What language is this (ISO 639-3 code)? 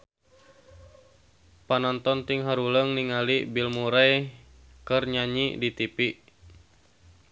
sun